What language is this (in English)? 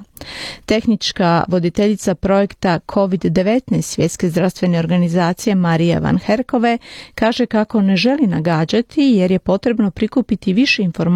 Croatian